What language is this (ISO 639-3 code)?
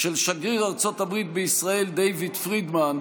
heb